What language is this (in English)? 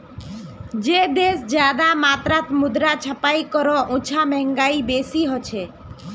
Magahi